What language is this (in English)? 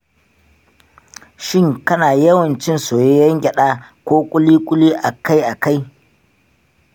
Hausa